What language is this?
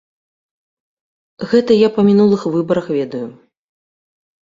Belarusian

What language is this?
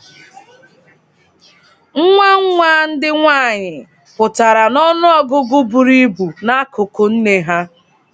Igbo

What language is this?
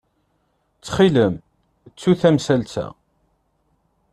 Kabyle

